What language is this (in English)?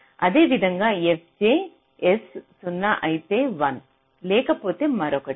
Telugu